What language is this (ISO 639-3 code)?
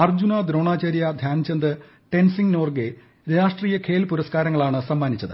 mal